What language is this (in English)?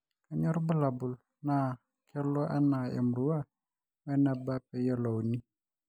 Masai